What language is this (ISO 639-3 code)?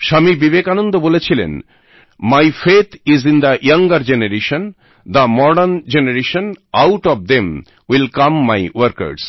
ben